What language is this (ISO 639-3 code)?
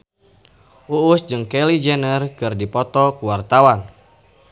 sun